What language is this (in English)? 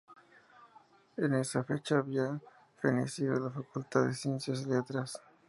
Spanish